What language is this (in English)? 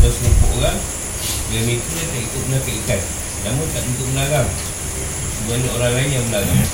Malay